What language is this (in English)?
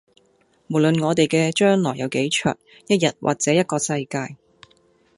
Cantonese